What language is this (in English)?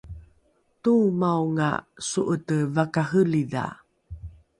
Rukai